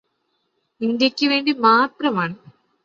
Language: Malayalam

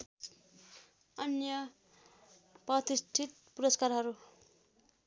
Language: Nepali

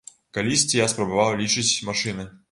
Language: Belarusian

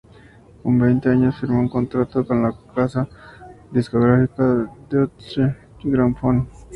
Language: Spanish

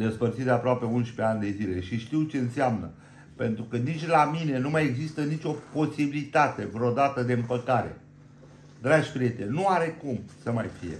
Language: Romanian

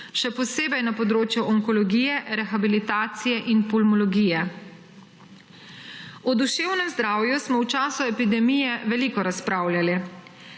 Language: Slovenian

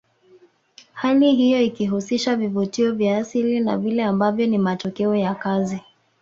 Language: Swahili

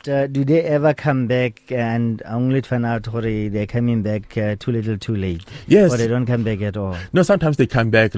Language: English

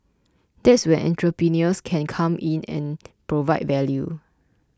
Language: English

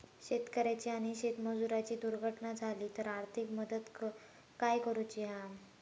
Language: Marathi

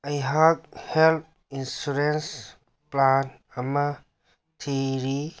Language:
Manipuri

